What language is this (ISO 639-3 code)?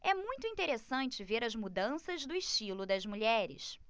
por